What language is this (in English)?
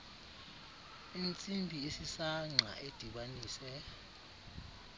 Xhosa